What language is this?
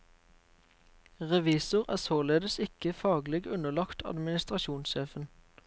Norwegian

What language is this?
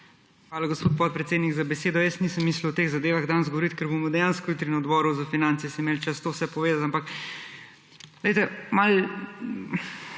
Slovenian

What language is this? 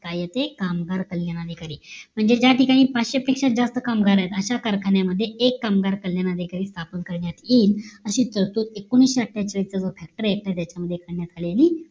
Marathi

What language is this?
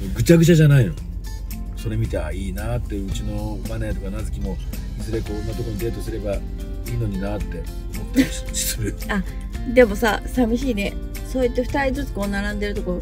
Japanese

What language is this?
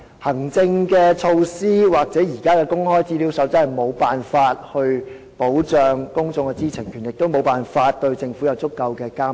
Cantonese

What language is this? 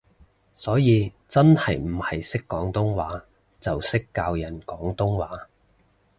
Cantonese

